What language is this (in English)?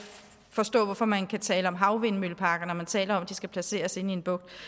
Danish